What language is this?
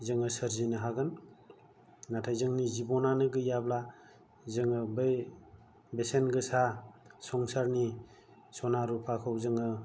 Bodo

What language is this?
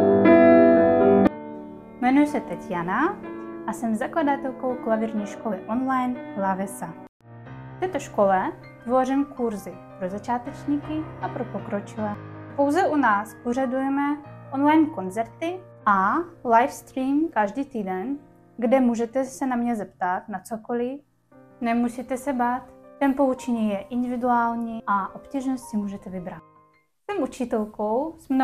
Czech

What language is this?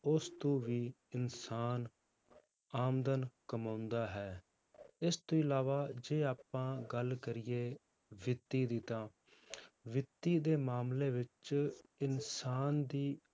Punjabi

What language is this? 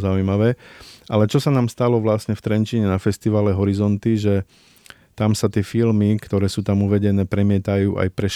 Slovak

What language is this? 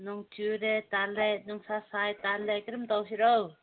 Manipuri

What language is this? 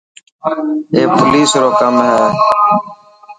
Dhatki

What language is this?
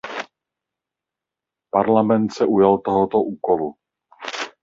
Czech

